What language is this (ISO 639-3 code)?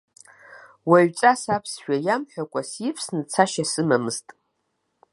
abk